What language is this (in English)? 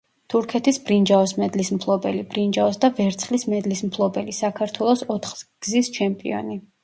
Georgian